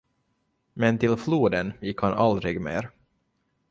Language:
Swedish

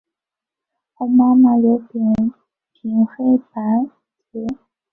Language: Chinese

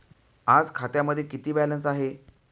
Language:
Marathi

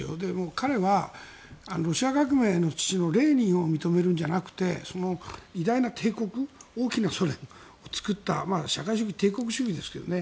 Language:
Japanese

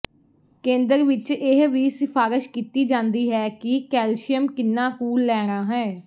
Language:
Punjabi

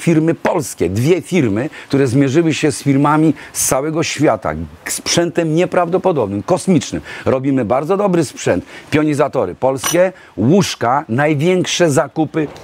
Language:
Polish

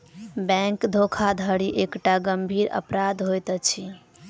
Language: Maithili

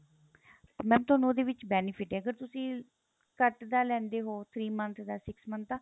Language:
Punjabi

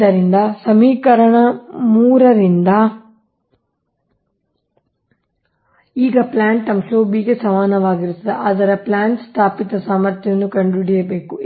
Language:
Kannada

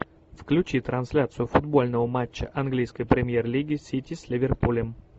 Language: Russian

